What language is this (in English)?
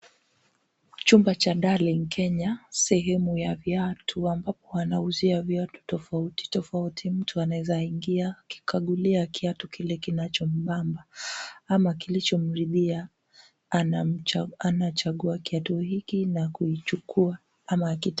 Swahili